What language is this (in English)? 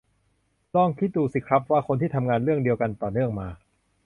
Thai